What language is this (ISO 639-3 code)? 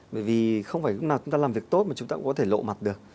vie